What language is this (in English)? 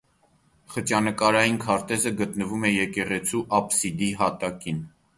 Armenian